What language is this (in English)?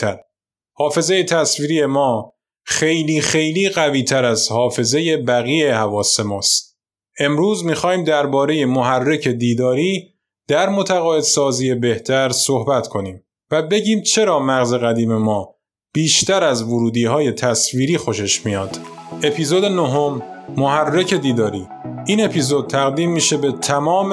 Persian